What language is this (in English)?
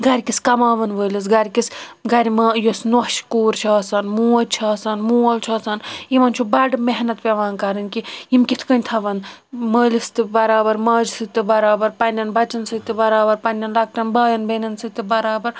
Kashmiri